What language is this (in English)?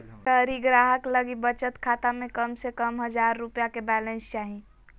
Magahi